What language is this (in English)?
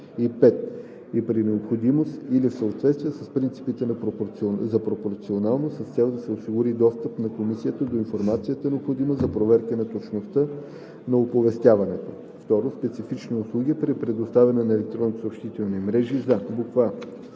Bulgarian